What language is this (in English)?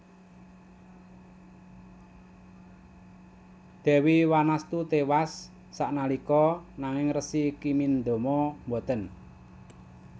Javanese